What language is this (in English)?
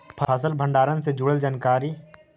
Magahi